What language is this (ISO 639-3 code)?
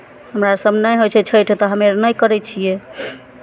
mai